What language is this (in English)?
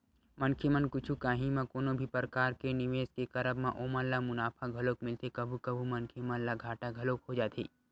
Chhattisgarhi